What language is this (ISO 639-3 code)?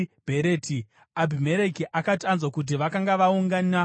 sna